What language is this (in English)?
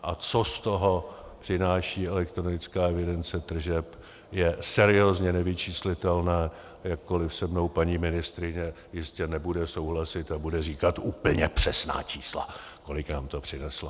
Czech